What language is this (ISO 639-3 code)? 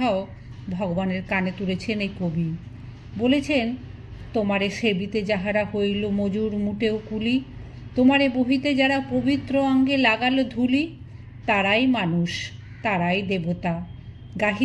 ron